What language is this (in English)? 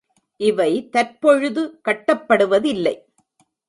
Tamil